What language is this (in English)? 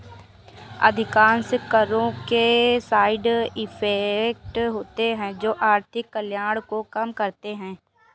Hindi